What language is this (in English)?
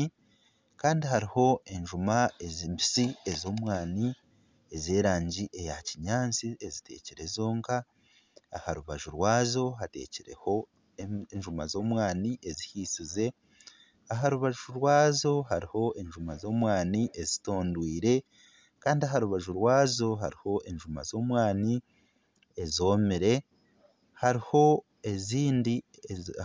Nyankole